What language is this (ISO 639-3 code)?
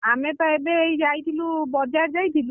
ori